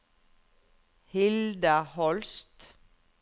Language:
Norwegian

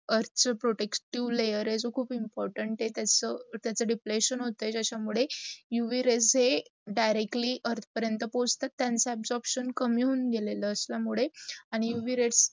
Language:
Marathi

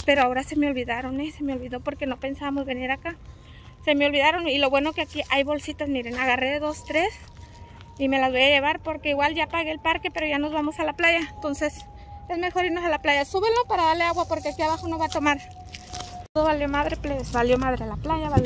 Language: Spanish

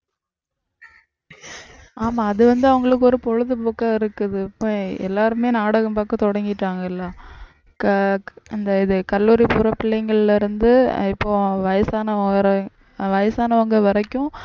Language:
Tamil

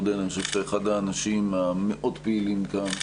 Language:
Hebrew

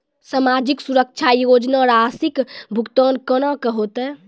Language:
Maithili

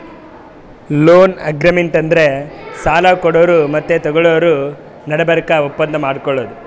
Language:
Kannada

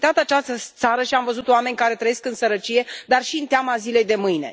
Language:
Romanian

